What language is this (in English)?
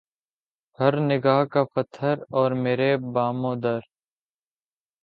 Urdu